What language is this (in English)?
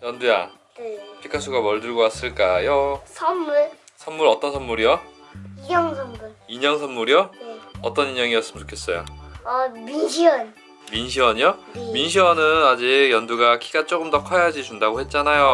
Korean